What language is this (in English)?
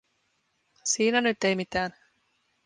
Finnish